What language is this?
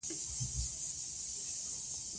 Pashto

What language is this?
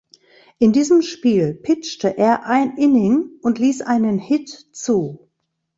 German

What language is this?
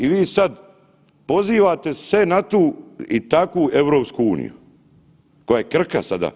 Croatian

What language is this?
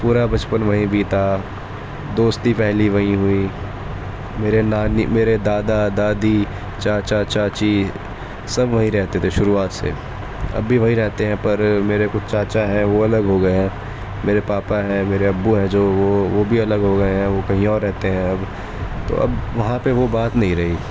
Urdu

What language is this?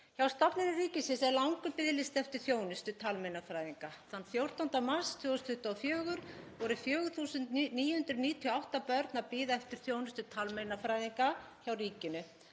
Icelandic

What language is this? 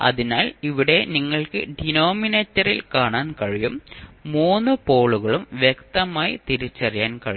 Malayalam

